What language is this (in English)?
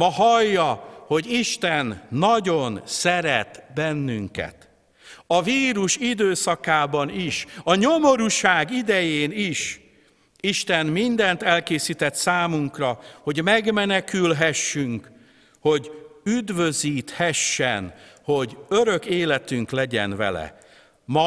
Hungarian